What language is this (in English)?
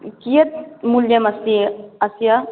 Sanskrit